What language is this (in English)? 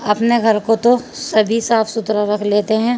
Urdu